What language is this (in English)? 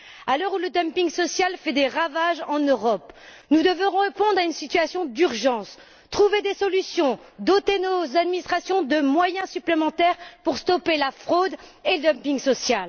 French